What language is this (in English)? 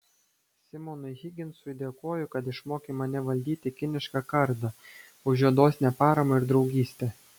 Lithuanian